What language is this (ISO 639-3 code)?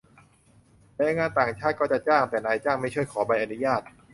tha